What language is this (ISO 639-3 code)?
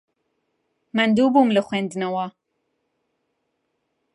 ckb